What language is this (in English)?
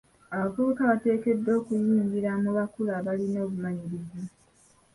Ganda